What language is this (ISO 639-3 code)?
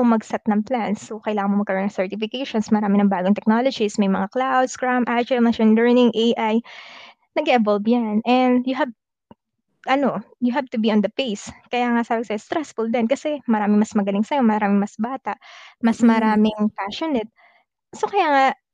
fil